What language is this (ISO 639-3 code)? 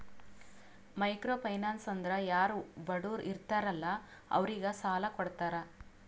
kan